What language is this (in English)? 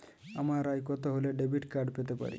Bangla